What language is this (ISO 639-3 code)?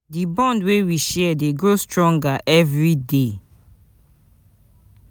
pcm